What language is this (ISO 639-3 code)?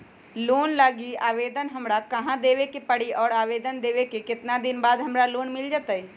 mag